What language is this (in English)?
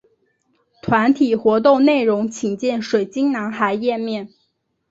Chinese